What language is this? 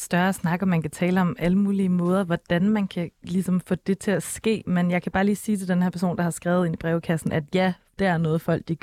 Danish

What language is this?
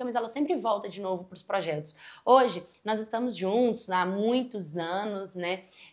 Portuguese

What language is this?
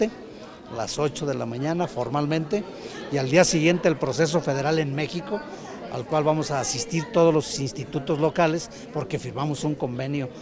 Spanish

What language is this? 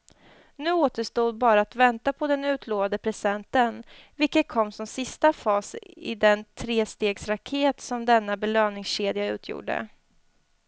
Swedish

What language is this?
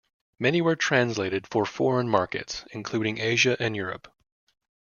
English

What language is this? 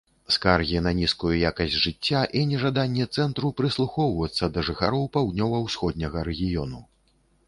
Belarusian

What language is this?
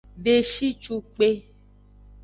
Aja (Benin)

